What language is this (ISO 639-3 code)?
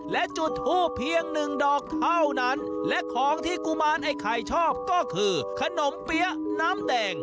tha